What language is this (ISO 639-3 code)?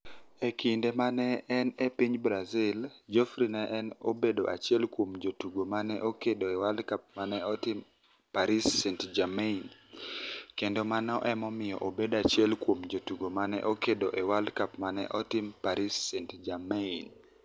luo